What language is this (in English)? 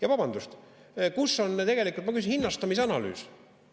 Estonian